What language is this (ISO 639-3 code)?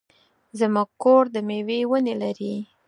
pus